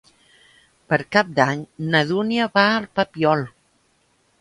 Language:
Catalan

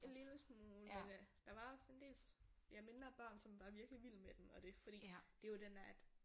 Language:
Danish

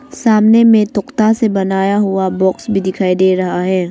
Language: Hindi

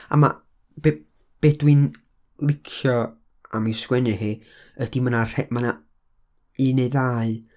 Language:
Welsh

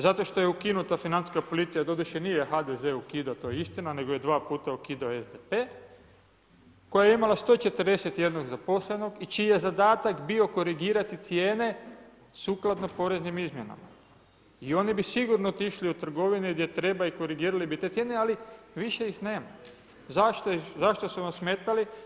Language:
Croatian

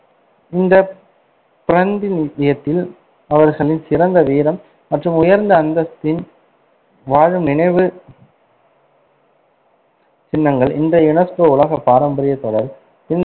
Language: Tamil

